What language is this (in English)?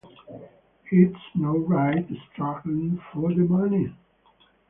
English